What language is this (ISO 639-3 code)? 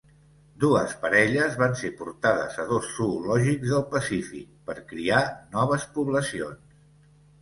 cat